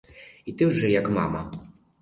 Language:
Ukrainian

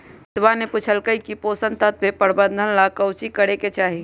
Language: Magahi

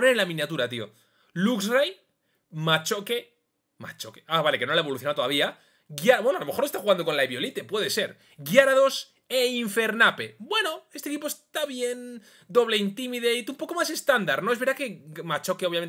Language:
Spanish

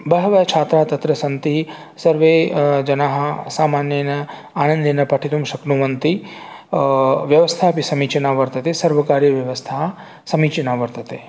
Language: Sanskrit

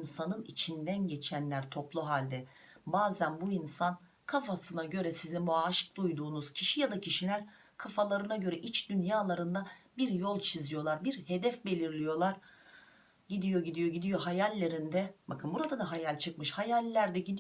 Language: Turkish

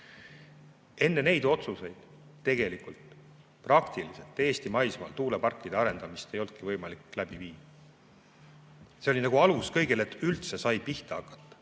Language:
Estonian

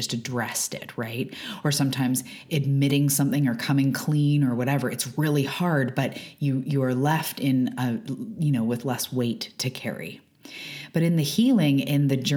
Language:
English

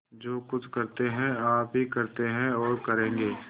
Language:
Hindi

